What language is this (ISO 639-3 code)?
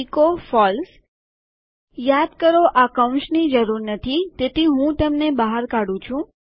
guj